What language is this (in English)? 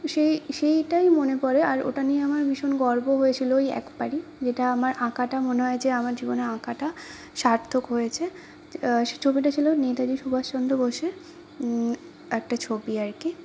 Bangla